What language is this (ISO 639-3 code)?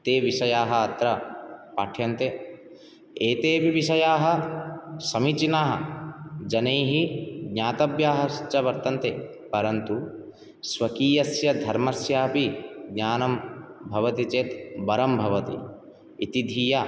san